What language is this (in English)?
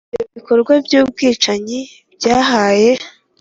Kinyarwanda